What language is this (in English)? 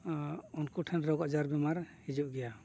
Santali